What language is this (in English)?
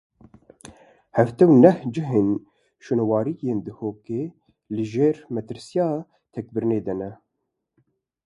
Kurdish